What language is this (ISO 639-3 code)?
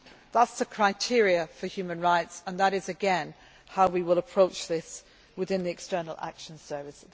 eng